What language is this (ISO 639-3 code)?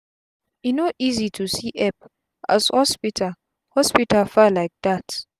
pcm